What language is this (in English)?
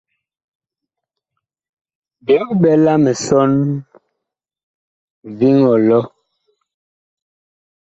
Bakoko